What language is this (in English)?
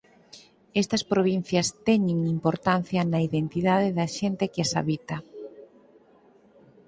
Galician